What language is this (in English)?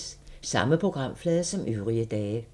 Danish